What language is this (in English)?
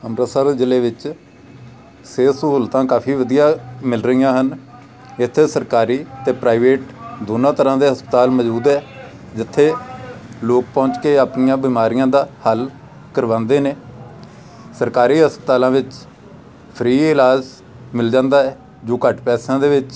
Punjabi